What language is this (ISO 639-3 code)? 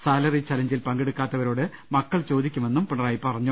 mal